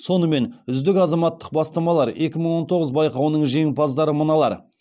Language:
Kazakh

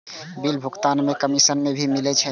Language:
Maithili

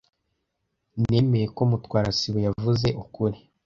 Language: Kinyarwanda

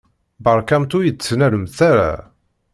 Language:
Kabyle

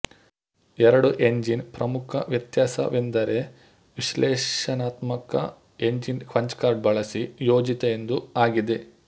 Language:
Kannada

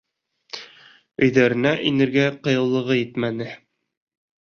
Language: Bashkir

